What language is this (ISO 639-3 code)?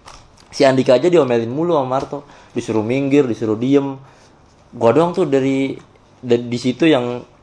ind